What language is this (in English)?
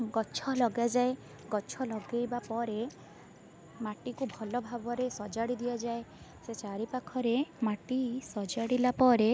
Odia